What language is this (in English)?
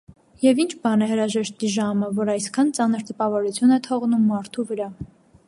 Armenian